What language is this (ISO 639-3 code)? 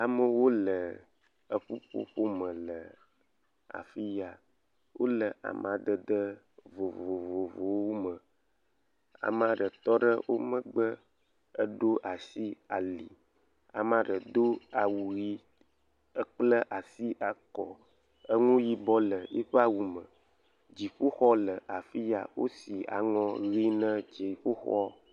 ewe